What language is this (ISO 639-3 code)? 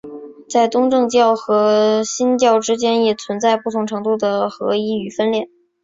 zho